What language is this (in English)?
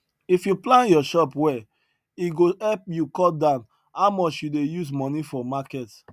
Nigerian Pidgin